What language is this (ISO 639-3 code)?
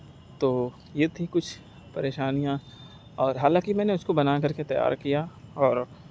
urd